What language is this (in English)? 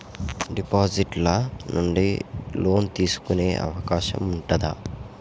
Telugu